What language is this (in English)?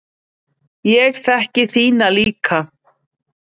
Icelandic